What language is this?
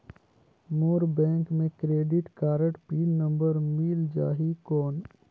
Chhattisgarhi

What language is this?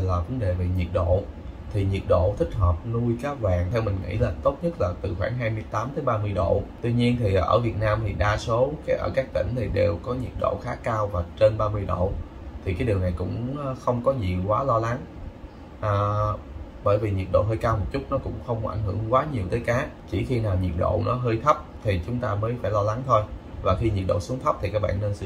Vietnamese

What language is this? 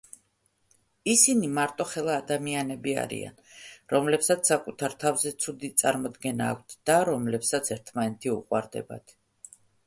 Georgian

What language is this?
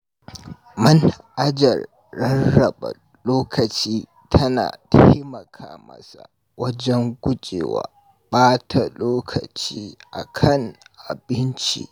Hausa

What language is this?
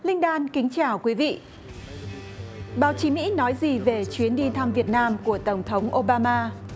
Vietnamese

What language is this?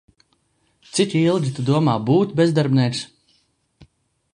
Latvian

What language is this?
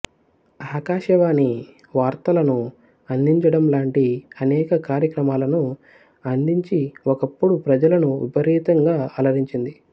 Telugu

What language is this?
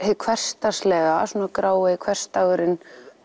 Icelandic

